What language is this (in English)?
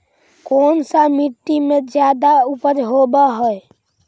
Magahi